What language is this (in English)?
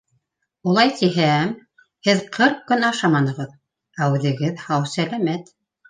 Bashkir